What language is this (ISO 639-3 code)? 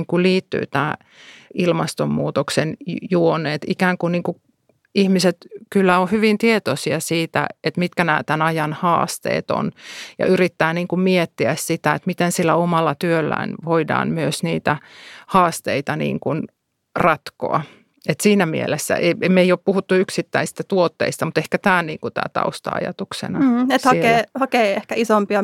fin